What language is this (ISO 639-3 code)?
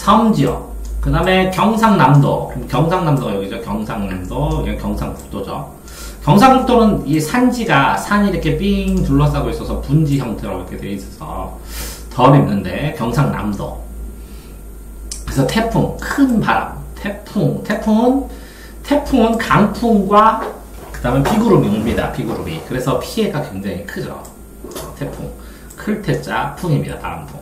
kor